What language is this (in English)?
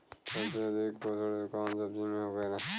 Bhojpuri